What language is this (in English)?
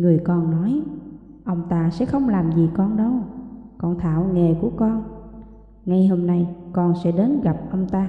Vietnamese